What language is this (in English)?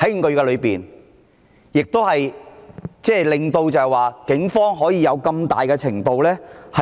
Cantonese